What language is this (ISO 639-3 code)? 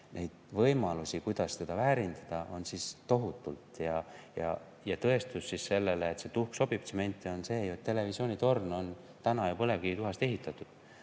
est